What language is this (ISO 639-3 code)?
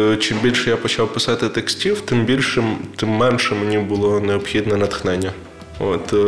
ukr